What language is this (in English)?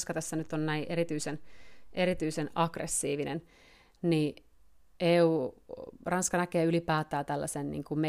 Finnish